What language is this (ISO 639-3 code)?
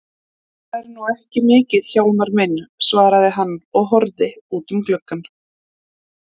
isl